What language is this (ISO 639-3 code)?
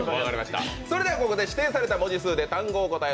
jpn